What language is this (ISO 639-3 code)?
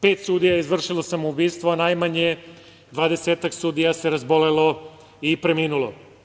srp